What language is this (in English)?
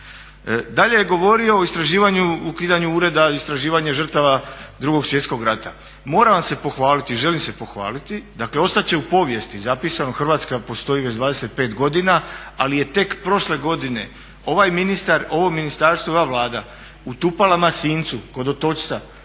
Croatian